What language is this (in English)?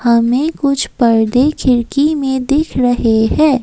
Hindi